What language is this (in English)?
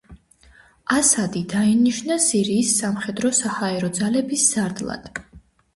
Georgian